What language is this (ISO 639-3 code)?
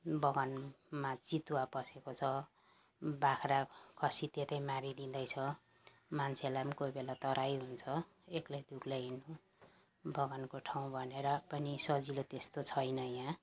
nep